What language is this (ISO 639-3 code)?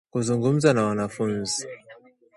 swa